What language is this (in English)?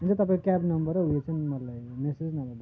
Nepali